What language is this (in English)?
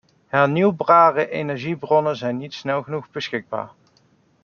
Dutch